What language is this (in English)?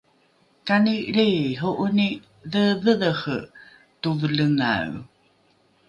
Rukai